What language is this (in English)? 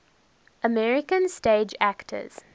English